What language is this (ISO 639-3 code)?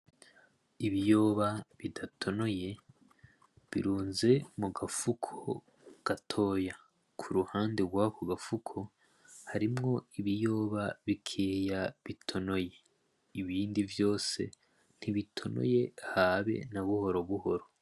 run